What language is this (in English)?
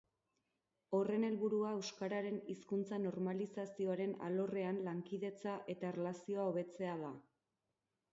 Basque